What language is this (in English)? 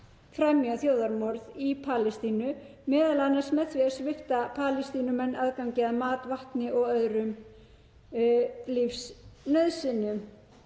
Icelandic